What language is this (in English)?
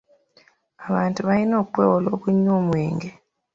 Ganda